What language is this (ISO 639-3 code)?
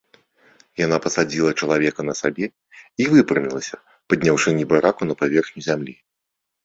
bel